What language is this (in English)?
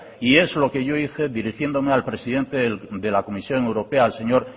Spanish